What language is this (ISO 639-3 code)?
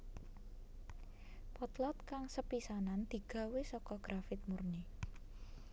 jav